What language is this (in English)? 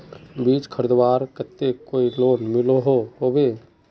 Magahi